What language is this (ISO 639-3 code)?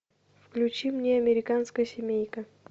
rus